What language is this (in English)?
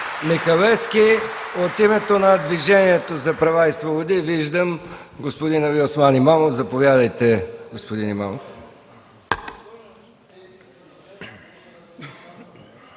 Bulgarian